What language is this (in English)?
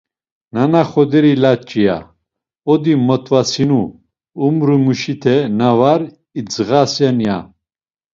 Laz